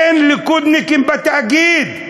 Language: Hebrew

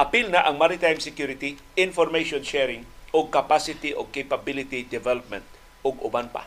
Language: Filipino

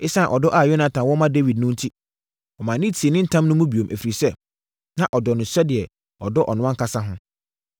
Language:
Akan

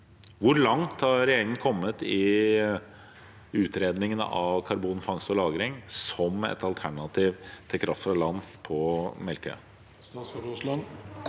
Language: Norwegian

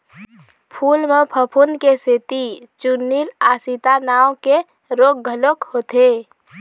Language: Chhattisgarhi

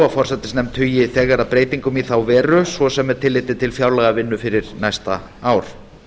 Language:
Icelandic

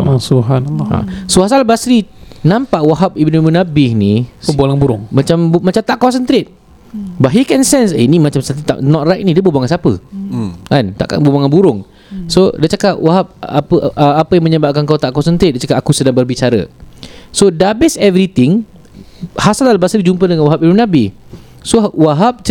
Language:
Malay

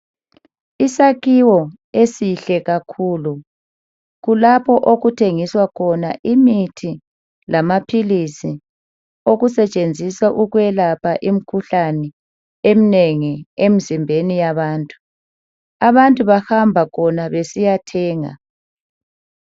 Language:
North Ndebele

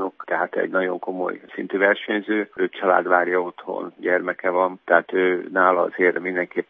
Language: Hungarian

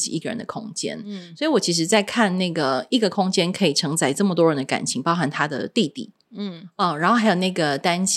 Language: Chinese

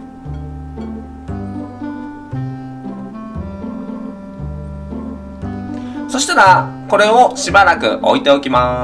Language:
Japanese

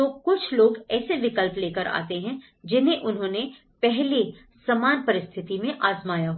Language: Hindi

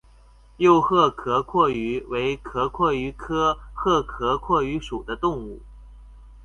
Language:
Chinese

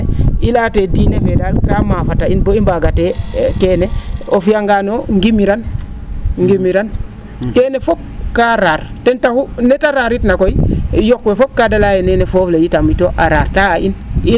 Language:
Serer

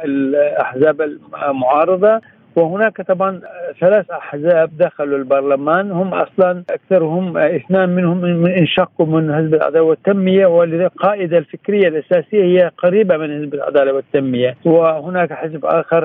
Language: Arabic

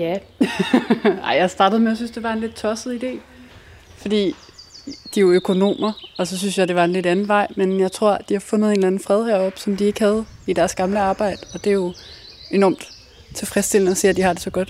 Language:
Danish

